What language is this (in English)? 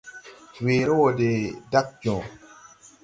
Tupuri